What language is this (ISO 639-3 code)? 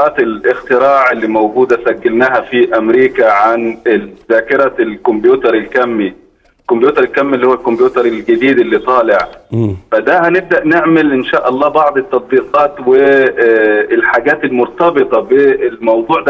ara